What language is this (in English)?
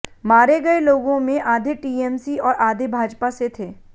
Hindi